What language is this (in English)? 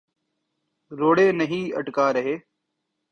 Urdu